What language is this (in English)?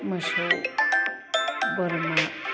Bodo